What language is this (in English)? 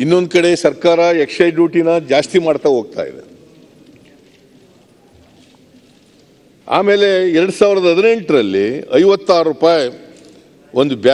Romanian